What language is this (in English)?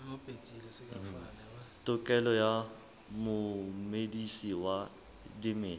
Southern Sotho